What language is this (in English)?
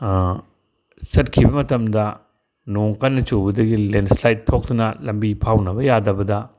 Manipuri